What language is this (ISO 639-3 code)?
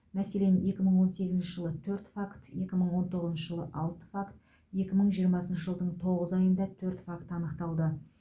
kaz